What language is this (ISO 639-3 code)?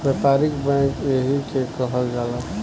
bho